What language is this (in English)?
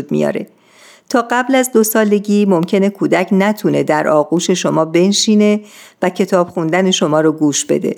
Persian